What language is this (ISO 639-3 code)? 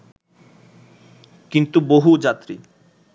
ben